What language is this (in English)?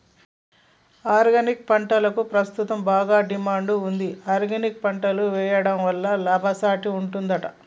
Telugu